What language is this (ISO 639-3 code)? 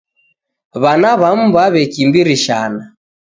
dav